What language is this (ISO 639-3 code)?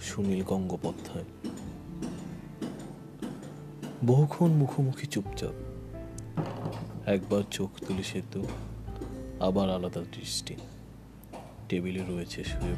ben